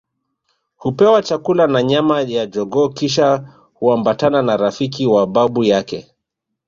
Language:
Swahili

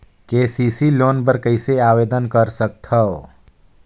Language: Chhattisgarhi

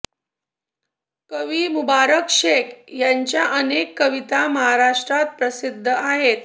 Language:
Marathi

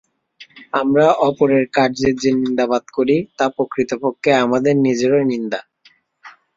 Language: Bangla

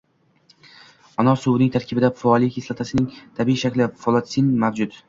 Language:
Uzbek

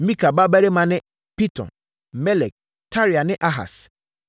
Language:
Akan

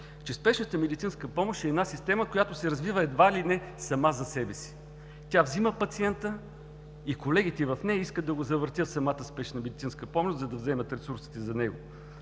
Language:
Bulgarian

